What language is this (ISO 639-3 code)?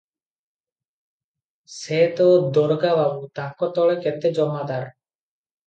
ori